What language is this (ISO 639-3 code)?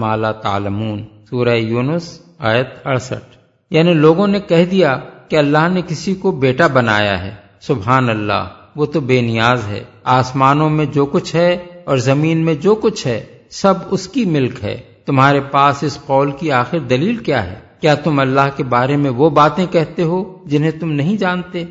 urd